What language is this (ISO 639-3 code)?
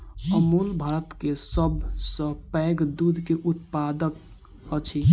mai